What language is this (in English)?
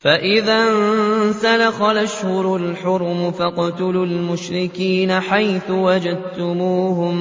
Arabic